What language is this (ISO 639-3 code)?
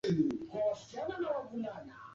swa